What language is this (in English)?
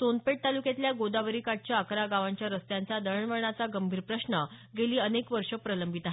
Marathi